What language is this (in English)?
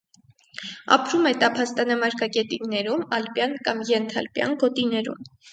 Armenian